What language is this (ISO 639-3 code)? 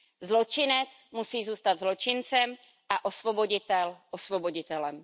ces